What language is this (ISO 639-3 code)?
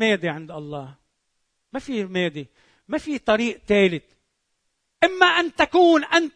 ara